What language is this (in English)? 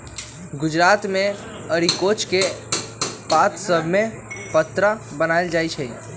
Magahi